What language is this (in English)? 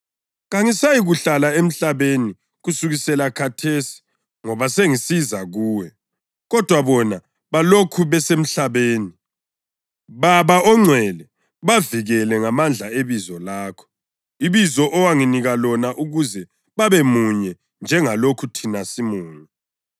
North Ndebele